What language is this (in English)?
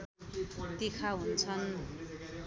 Nepali